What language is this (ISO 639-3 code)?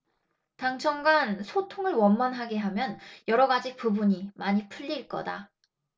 kor